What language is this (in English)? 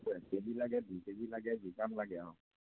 Assamese